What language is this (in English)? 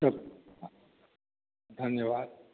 Maithili